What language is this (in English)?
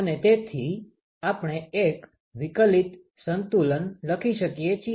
Gujarati